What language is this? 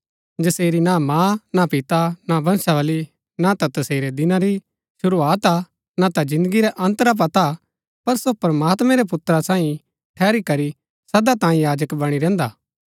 Gaddi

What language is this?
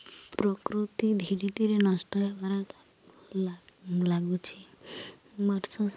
Odia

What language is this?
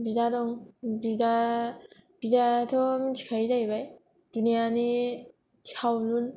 Bodo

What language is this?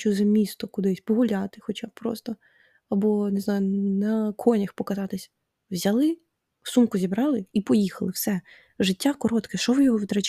Ukrainian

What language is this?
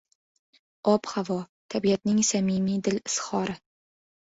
Uzbek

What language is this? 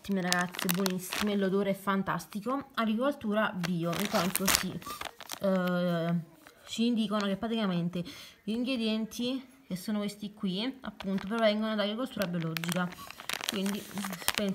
Italian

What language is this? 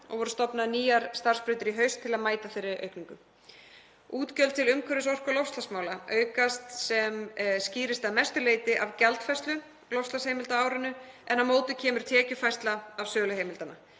Icelandic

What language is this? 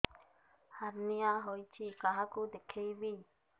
Odia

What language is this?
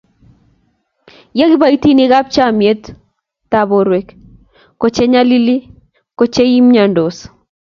Kalenjin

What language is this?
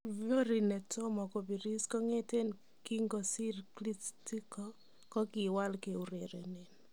Kalenjin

